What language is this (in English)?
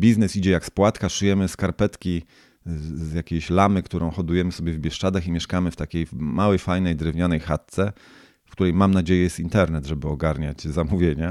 Polish